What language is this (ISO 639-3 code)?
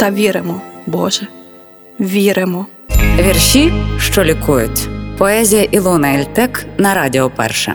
ukr